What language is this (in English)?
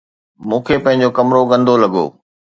Sindhi